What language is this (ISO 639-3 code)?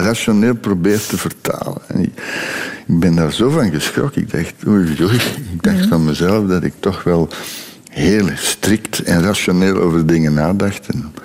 nld